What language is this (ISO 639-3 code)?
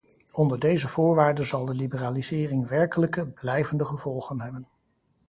nld